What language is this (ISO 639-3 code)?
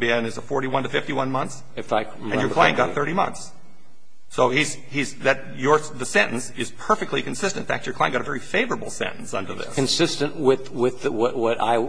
eng